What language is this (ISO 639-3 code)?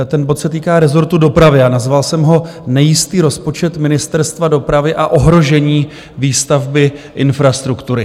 ces